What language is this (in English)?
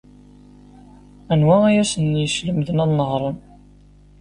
Kabyle